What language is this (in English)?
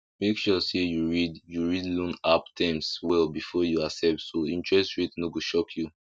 Nigerian Pidgin